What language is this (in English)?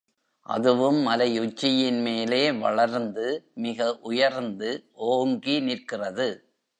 Tamil